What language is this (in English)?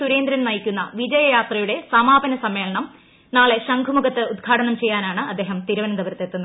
Malayalam